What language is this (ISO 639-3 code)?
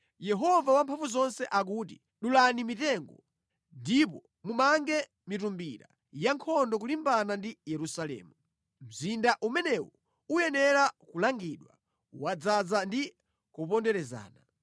nya